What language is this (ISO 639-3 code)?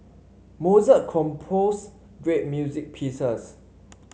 eng